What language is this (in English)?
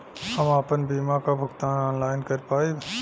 Bhojpuri